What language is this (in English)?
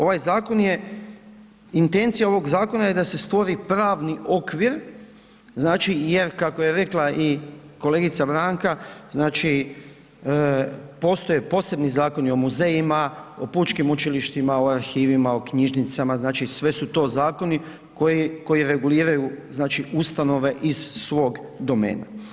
Croatian